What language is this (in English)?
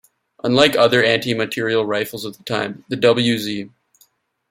English